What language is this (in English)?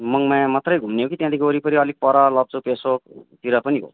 Nepali